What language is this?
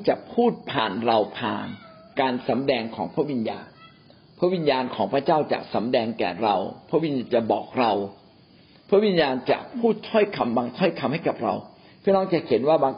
Thai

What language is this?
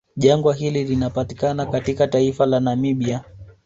Swahili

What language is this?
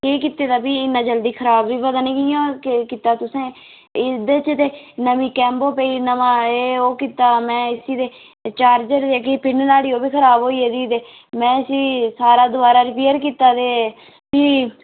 Dogri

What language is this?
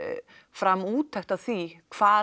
Icelandic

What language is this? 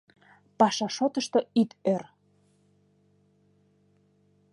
Mari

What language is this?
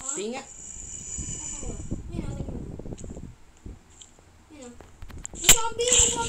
Filipino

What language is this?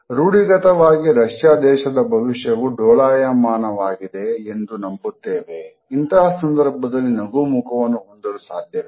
Kannada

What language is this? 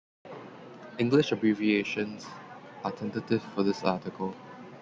English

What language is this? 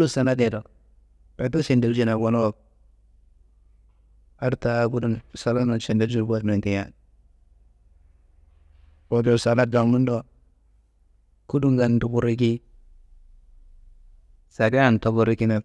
Kanembu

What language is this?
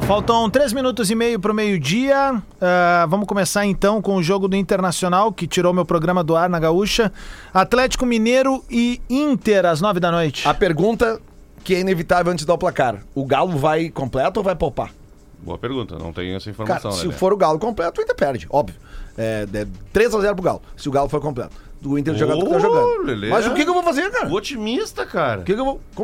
Portuguese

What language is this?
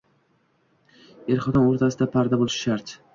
Uzbek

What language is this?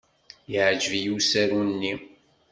Kabyle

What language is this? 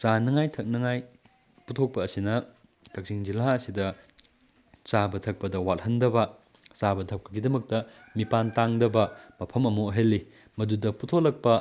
Manipuri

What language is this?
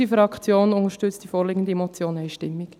Swiss German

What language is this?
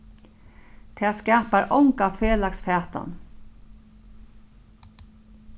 Faroese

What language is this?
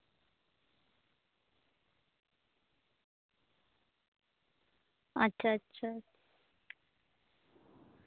Santali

